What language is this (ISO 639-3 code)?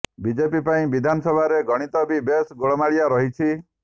ori